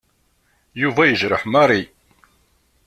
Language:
Kabyle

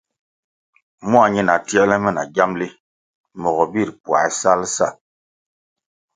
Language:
Kwasio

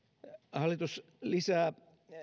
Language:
Finnish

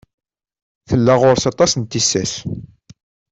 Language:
Kabyle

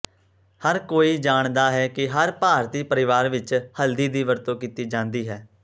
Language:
Punjabi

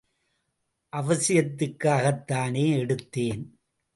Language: Tamil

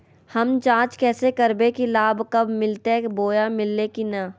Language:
Magahi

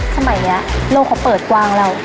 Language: Thai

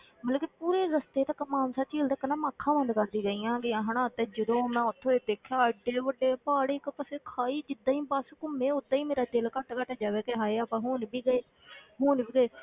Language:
Punjabi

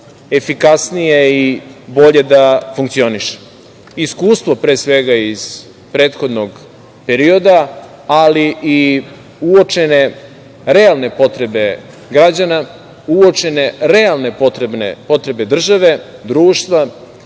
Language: Serbian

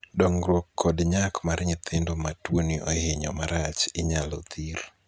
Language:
Luo (Kenya and Tanzania)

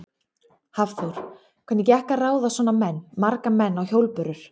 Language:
Icelandic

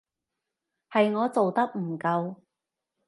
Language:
Cantonese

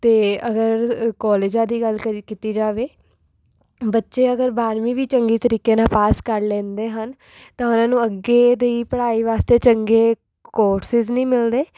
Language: Punjabi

